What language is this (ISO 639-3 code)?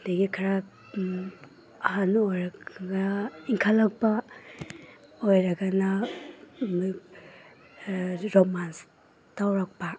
mni